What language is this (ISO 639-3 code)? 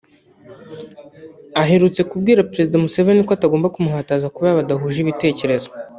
kin